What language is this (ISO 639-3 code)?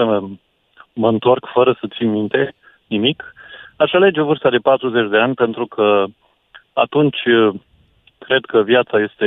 ron